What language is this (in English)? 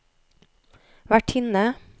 Norwegian